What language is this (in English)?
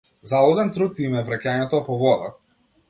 Macedonian